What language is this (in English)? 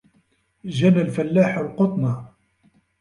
Arabic